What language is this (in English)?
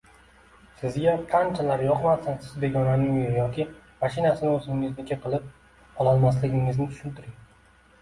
Uzbek